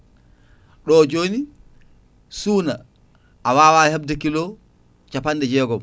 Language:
Fula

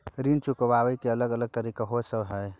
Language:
Maithili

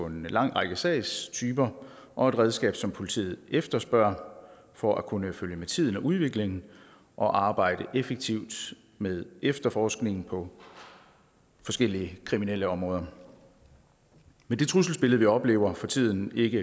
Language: Danish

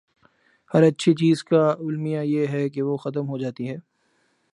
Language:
Urdu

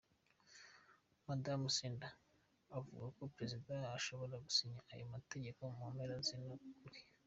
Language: Kinyarwanda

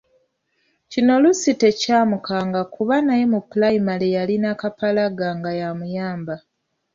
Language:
Ganda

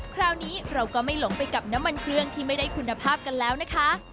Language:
Thai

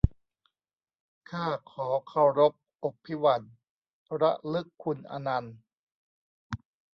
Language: Thai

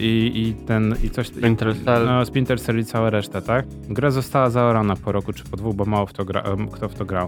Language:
Polish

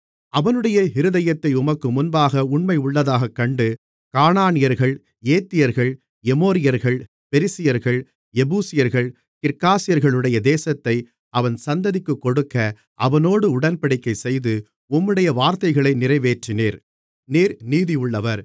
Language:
Tamil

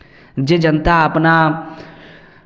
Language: Maithili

